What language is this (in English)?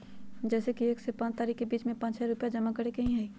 Magahi